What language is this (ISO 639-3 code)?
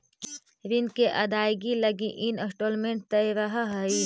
mag